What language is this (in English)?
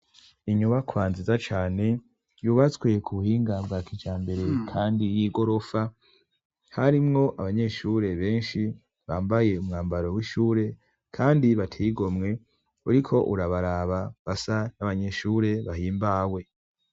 Rundi